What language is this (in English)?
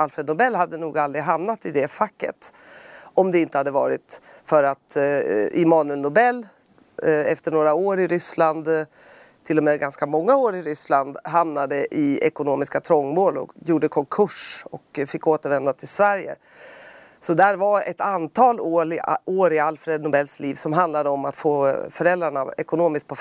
Swedish